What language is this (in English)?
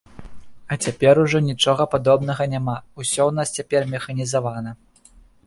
Belarusian